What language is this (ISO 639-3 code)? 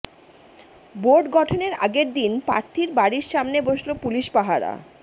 ben